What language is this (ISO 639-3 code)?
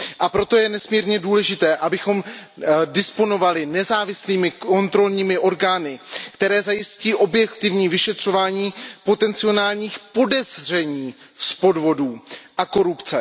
ces